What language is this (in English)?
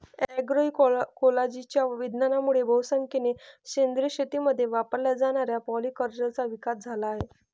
Marathi